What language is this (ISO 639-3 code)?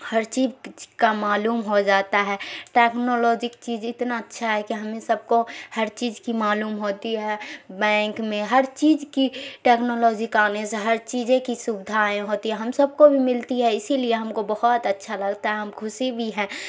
urd